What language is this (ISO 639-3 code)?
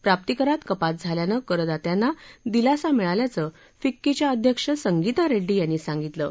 mar